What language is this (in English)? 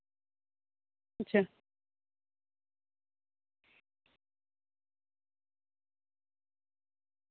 Santali